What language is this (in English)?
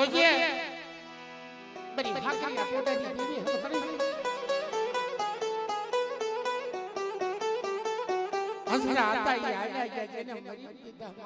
Thai